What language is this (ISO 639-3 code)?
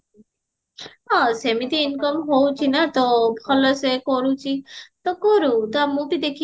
ori